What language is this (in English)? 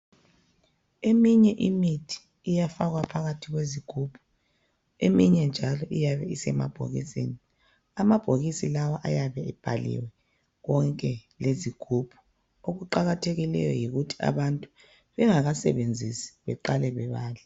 North Ndebele